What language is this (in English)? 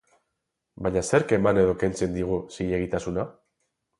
Basque